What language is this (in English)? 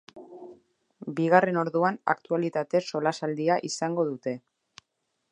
Basque